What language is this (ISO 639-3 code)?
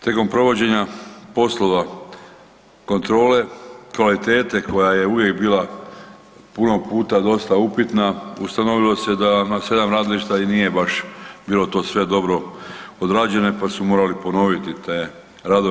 hrv